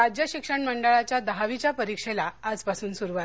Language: Marathi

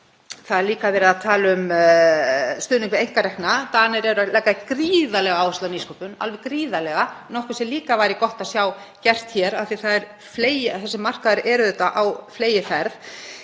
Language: Icelandic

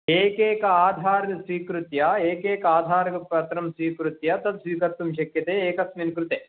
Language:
Sanskrit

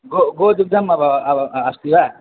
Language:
Sanskrit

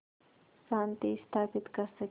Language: Hindi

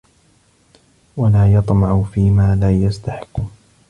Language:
Arabic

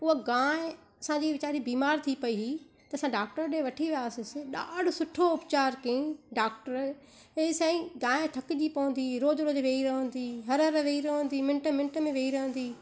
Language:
Sindhi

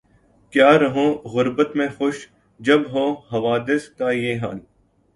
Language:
Urdu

